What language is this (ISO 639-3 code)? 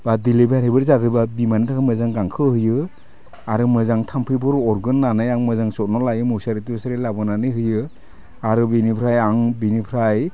brx